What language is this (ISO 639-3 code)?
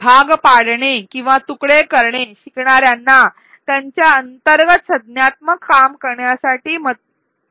mar